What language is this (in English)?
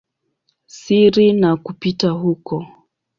Swahili